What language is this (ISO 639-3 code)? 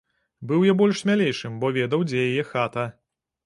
bel